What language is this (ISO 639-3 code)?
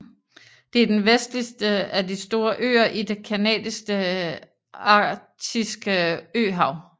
dan